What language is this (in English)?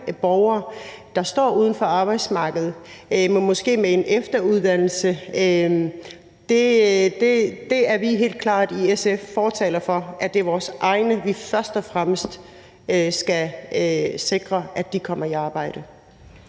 Danish